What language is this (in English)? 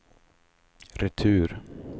Swedish